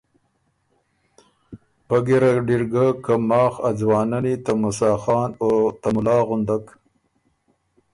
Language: Ormuri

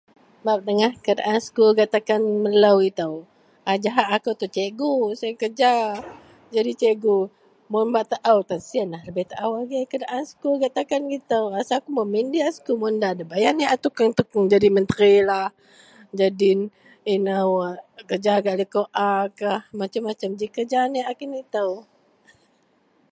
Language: Central Melanau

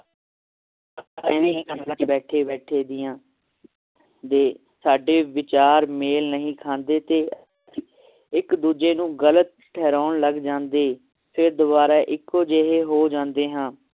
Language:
Punjabi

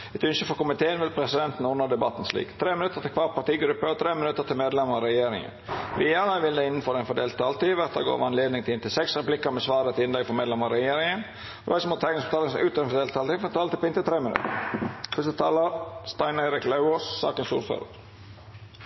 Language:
Norwegian Nynorsk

